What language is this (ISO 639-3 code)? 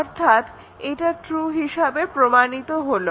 ben